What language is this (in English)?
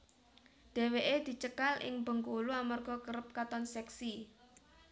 Javanese